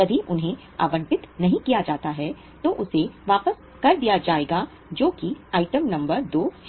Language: Hindi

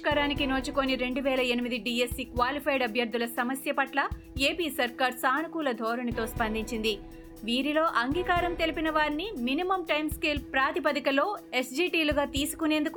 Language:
Telugu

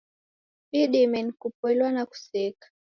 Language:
Taita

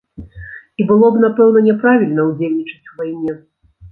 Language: Belarusian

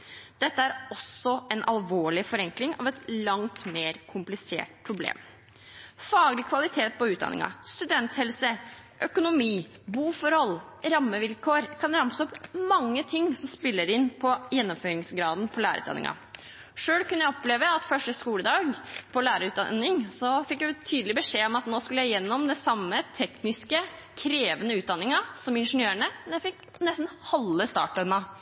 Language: Norwegian Bokmål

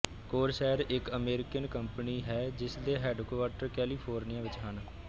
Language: Punjabi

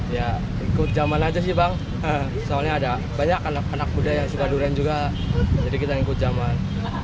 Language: Indonesian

